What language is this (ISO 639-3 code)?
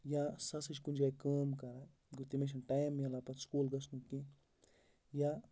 kas